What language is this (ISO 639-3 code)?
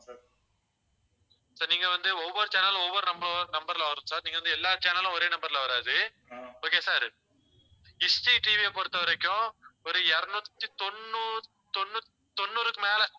tam